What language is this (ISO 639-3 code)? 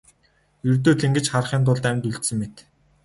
mon